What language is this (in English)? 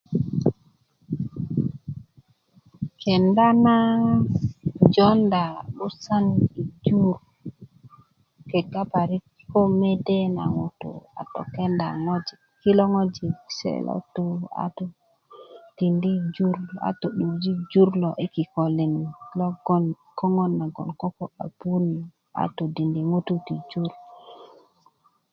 Kuku